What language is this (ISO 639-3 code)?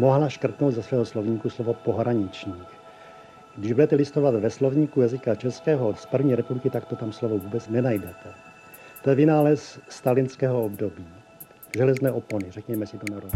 ces